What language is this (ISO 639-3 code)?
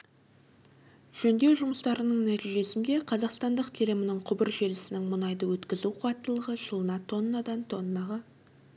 kaz